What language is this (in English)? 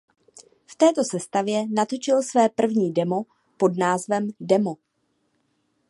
Czech